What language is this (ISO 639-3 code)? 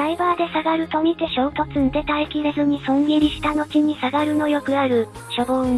jpn